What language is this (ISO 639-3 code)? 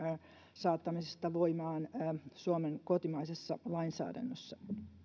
fin